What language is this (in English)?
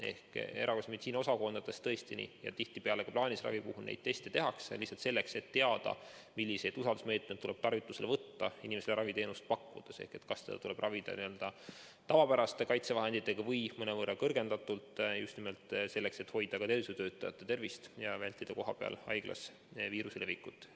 Estonian